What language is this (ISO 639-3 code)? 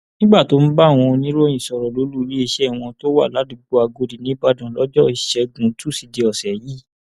yor